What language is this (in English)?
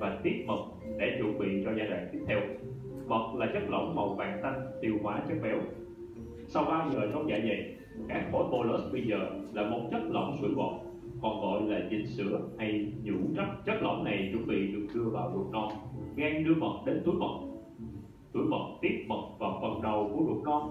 Vietnamese